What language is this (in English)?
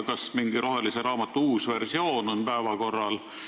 Estonian